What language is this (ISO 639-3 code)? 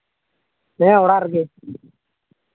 sat